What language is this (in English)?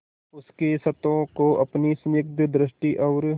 Hindi